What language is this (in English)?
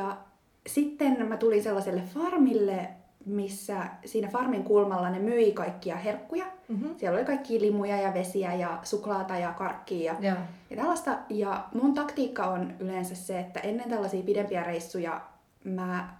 Finnish